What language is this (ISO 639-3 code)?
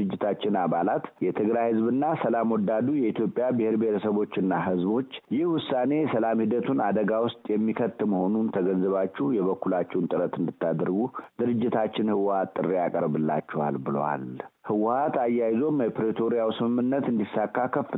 amh